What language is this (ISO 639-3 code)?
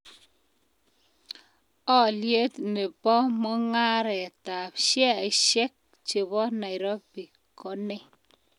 kln